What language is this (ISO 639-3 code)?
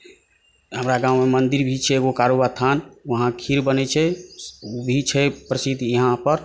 mai